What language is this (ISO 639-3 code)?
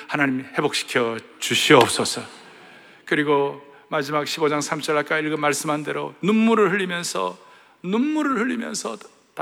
kor